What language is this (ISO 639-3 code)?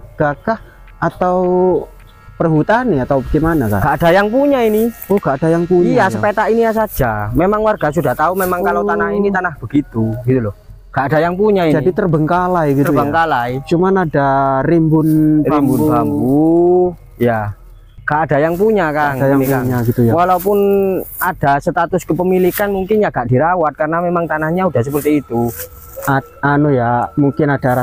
ind